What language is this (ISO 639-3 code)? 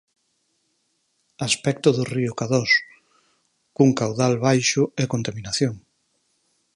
glg